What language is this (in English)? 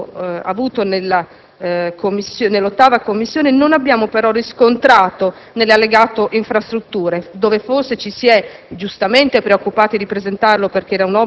Italian